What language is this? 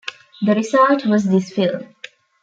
English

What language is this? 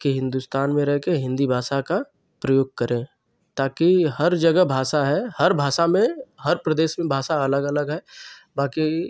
Hindi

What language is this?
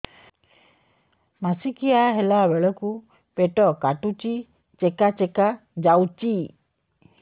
Odia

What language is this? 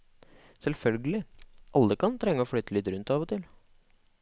Norwegian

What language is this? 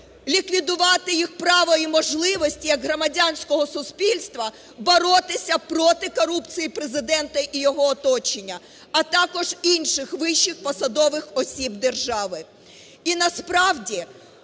Ukrainian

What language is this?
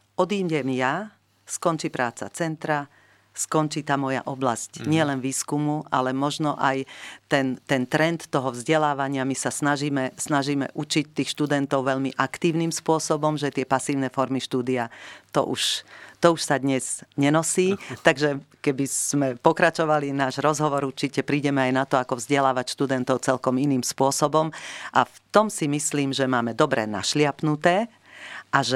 Slovak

